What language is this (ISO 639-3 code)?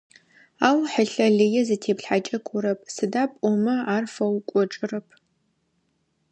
ady